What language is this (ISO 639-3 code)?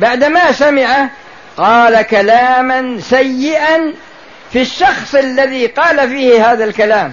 ara